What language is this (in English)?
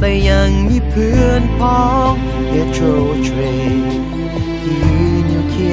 Thai